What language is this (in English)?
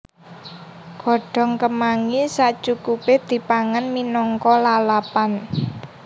Javanese